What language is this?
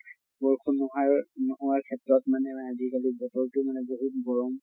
Assamese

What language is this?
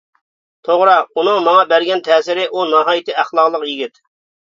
Uyghur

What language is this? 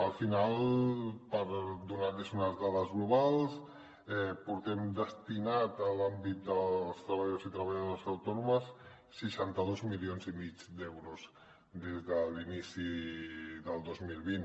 Catalan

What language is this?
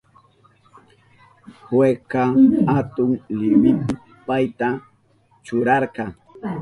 Southern Pastaza Quechua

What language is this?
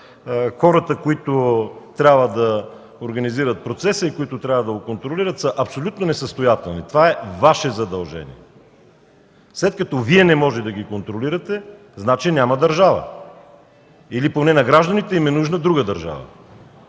Bulgarian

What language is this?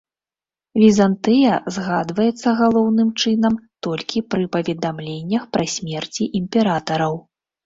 Belarusian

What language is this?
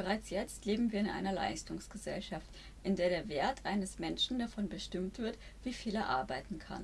German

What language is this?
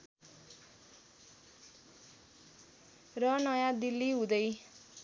Nepali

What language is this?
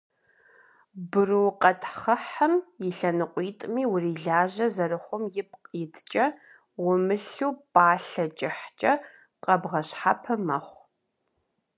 Kabardian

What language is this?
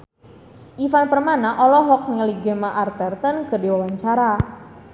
Sundanese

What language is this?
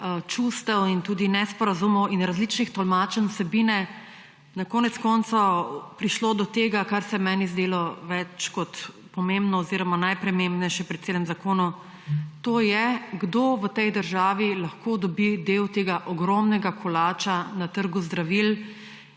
Slovenian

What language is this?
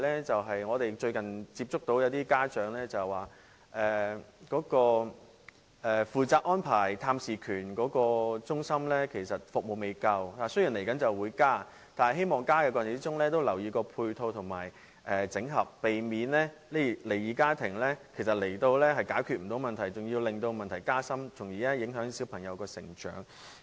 Cantonese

